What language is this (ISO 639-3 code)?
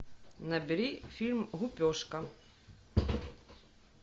rus